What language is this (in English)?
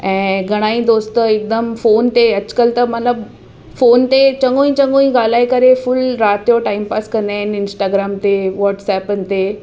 Sindhi